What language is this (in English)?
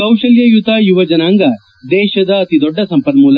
Kannada